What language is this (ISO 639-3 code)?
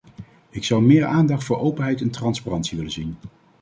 nld